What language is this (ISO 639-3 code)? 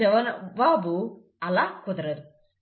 tel